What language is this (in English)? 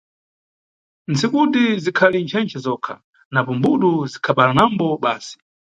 Nyungwe